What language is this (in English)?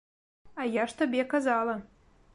Belarusian